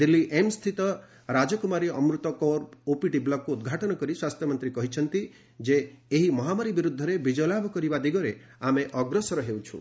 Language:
Odia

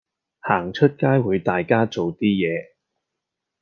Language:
Cantonese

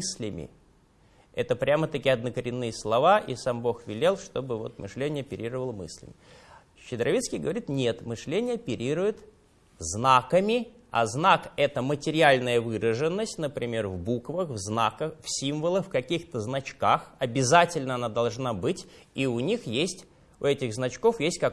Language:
Russian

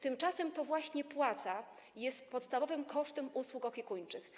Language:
Polish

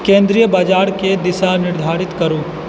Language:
Maithili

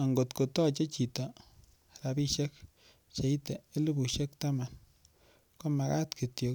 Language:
Kalenjin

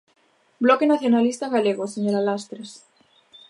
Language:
Galician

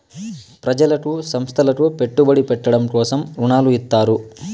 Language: Telugu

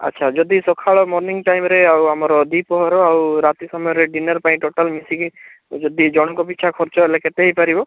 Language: Odia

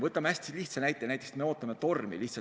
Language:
Estonian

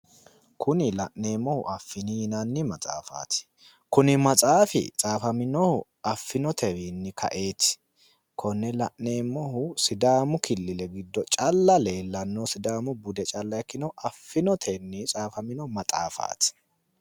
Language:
Sidamo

